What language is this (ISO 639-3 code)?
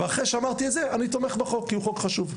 heb